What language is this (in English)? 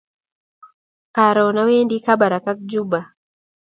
Kalenjin